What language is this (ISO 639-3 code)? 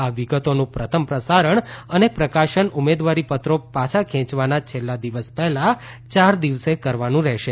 guj